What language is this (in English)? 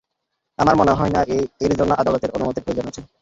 Bangla